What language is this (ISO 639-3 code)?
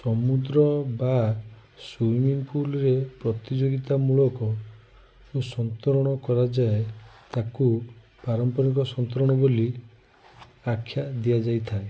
ori